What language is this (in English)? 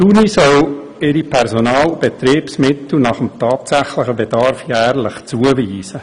Swiss German